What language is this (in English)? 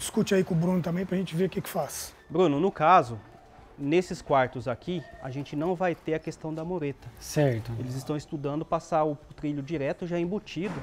Portuguese